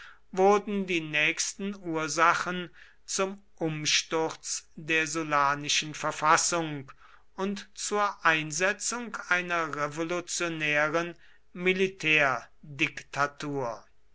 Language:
German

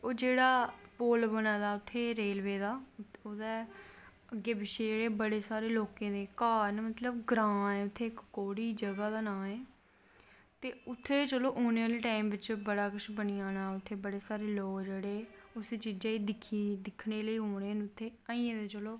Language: Dogri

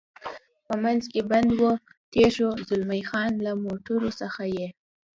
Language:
Pashto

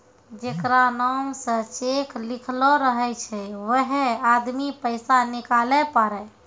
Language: Maithili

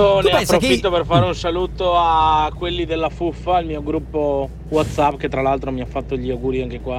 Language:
Italian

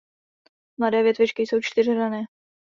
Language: Czech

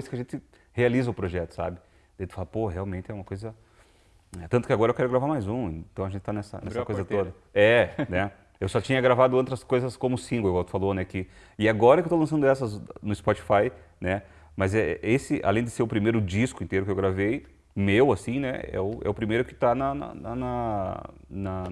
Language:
Portuguese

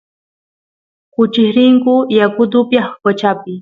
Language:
Santiago del Estero Quichua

